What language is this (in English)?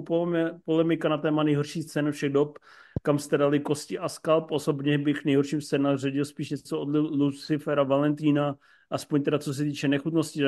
Czech